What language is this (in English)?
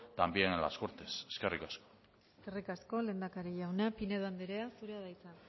Basque